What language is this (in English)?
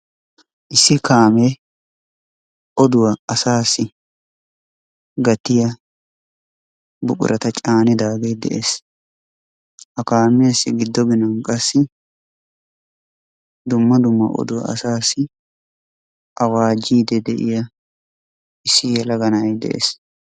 Wolaytta